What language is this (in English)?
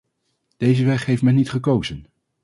Dutch